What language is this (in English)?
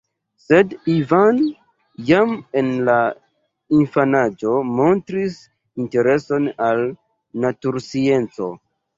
Esperanto